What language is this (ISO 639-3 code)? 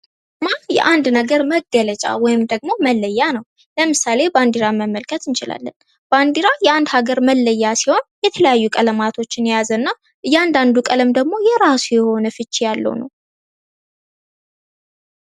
amh